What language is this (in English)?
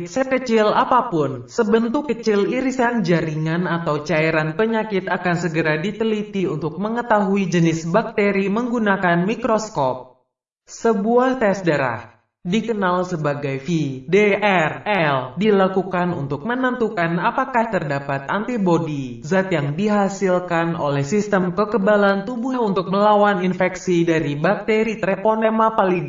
Indonesian